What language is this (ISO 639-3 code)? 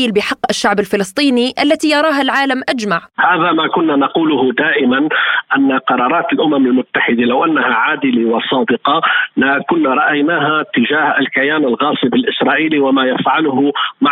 ara